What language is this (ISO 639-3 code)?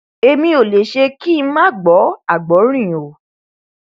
yor